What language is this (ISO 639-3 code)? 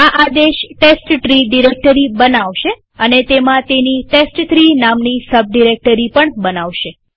guj